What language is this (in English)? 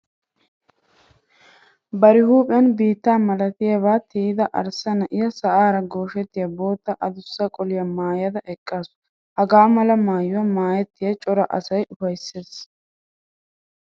Wolaytta